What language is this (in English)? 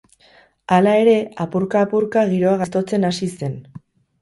Basque